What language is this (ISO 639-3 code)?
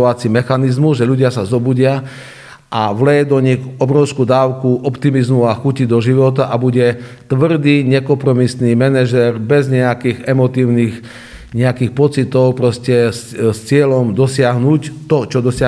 slk